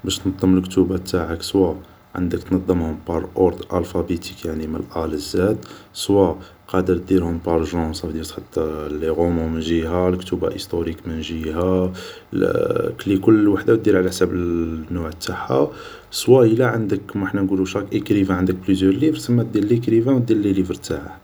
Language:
Algerian Arabic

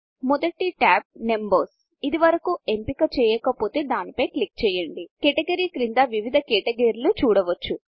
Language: Telugu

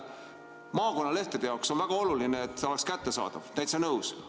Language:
Estonian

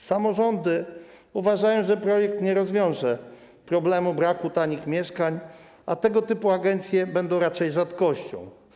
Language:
Polish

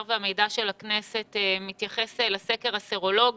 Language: Hebrew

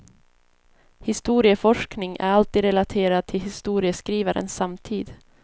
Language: Swedish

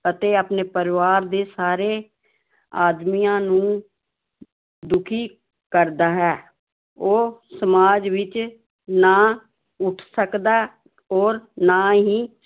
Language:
Punjabi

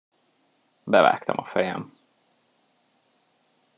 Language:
Hungarian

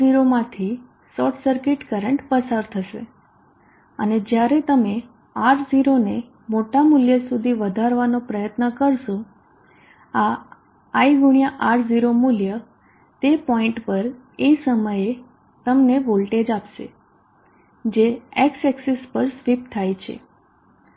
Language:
Gujarati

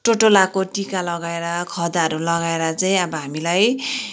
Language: Nepali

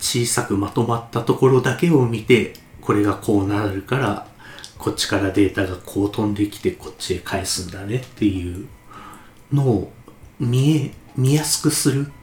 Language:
Japanese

